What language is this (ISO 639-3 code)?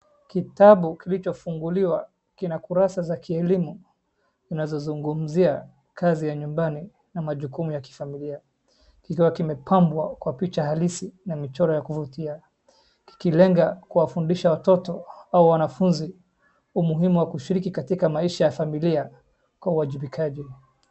swa